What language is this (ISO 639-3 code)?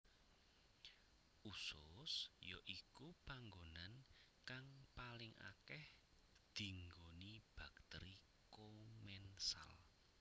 jav